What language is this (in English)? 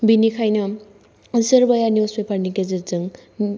Bodo